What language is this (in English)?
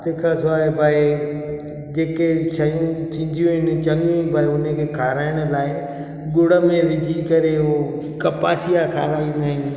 Sindhi